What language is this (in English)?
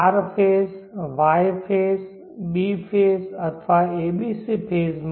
Gujarati